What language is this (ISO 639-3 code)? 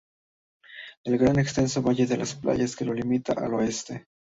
spa